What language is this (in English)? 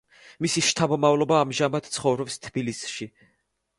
Georgian